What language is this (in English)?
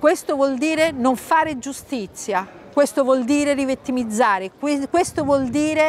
Italian